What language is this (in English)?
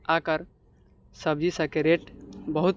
Maithili